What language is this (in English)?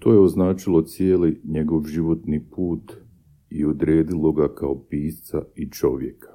Croatian